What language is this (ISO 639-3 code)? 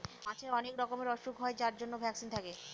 ben